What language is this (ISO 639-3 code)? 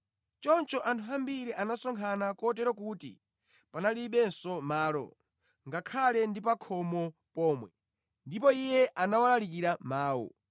nya